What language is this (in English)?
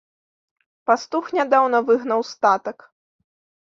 Belarusian